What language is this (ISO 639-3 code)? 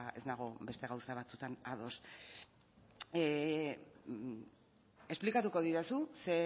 eus